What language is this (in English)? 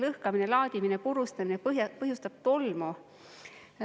Estonian